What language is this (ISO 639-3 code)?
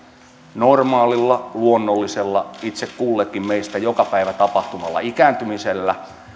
fin